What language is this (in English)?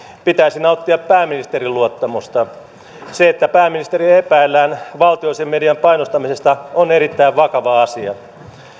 Finnish